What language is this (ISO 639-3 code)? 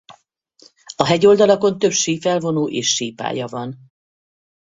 hun